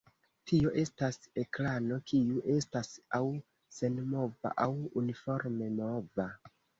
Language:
Esperanto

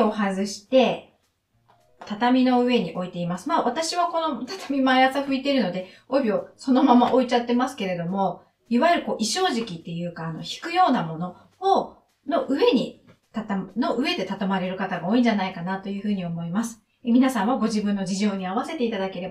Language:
Japanese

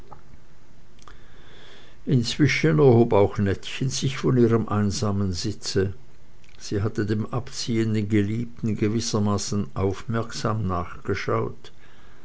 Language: German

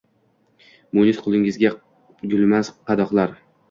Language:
Uzbek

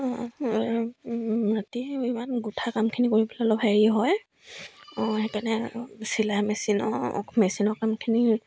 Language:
Assamese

